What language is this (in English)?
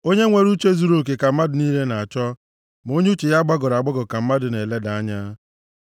Igbo